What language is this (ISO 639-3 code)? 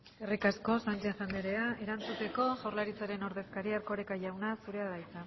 eus